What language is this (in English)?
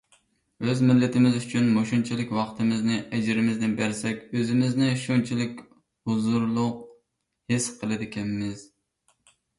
Uyghur